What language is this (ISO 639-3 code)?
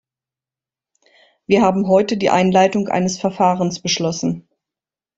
deu